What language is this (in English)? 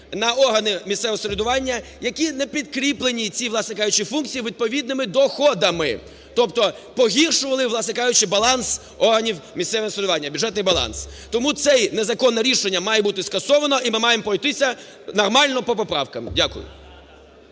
Ukrainian